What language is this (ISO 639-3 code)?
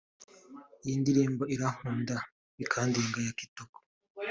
kin